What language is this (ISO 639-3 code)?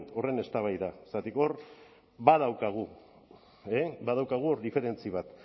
eus